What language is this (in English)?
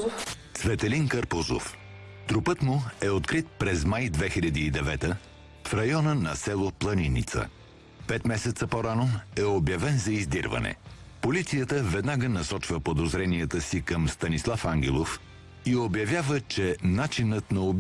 Bulgarian